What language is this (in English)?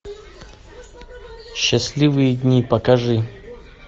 Russian